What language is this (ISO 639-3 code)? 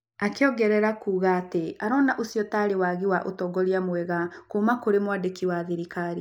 kik